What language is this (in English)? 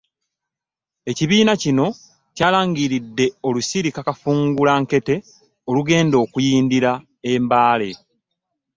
Ganda